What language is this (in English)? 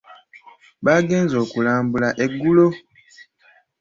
Ganda